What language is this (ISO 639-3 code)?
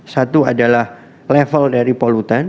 ind